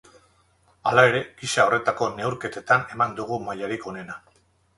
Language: Basque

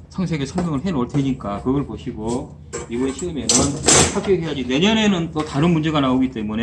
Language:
Korean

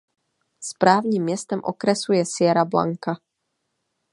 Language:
Czech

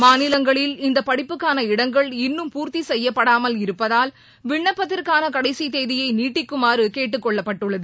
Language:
Tamil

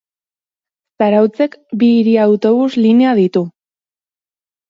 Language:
Basque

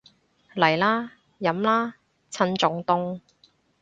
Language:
Cantonese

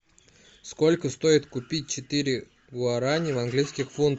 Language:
Russian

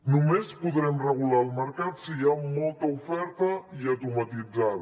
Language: Catalan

